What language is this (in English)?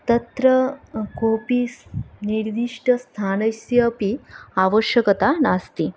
Sanskrit